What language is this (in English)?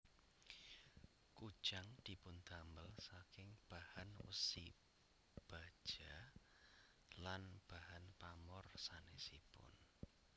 Javanese